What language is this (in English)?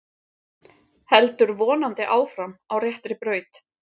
Icelandic